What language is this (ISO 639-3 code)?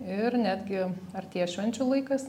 lit